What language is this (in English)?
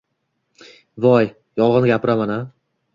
Uzbek